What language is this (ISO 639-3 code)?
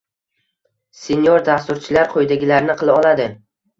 uzb